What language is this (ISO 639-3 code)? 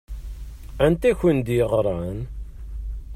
kab